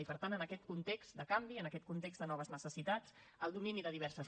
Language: Catalan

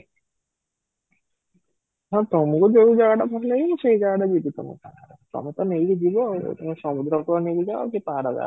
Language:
Odia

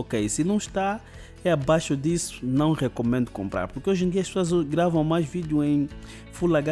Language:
Portuguese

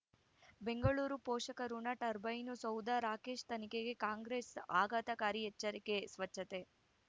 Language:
Kannada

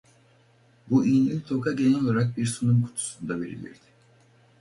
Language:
Turkish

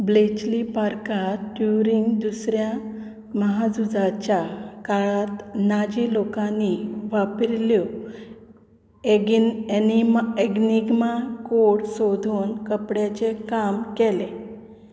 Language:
Konkani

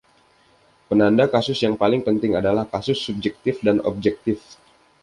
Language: Indonesian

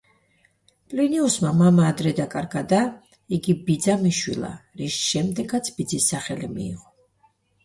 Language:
Georgian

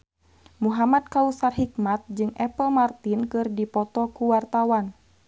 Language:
Sundanese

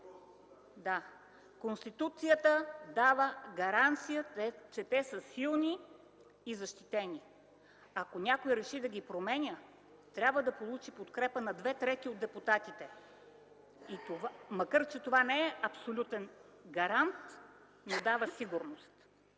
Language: Bulgarian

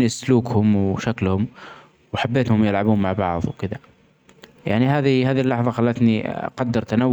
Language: Omani Arabic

